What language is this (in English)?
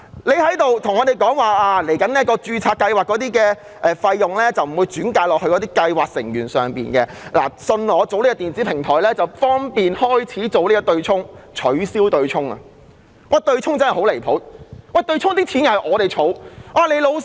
Cantonese